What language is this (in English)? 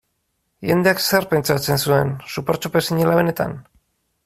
Basque